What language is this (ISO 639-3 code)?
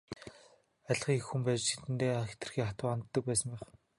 mon